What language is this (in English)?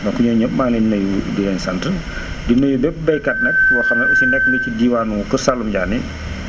Wolof